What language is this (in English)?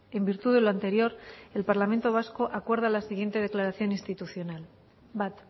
Spanish